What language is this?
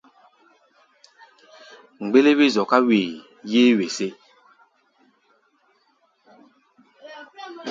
Gbaya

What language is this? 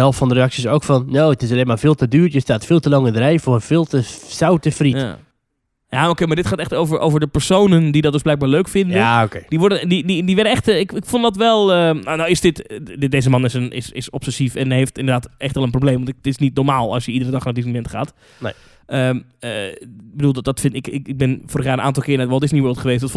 Dutch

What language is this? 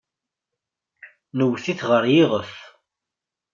Kabyle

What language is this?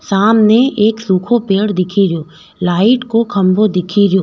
Rajasthani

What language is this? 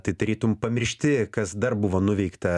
Lithuanian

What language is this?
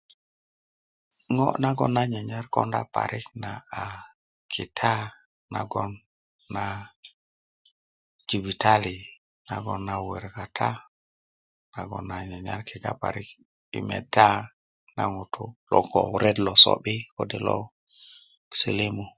Kuku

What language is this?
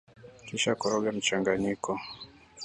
Swahili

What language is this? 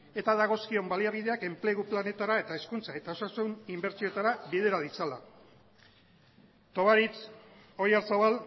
Basque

